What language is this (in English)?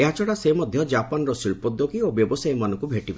Odia